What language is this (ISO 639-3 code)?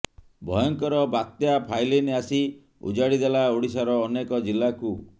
ori